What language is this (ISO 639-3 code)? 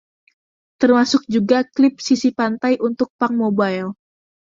ind